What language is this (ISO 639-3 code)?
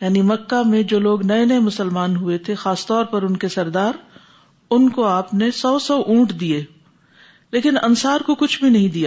urd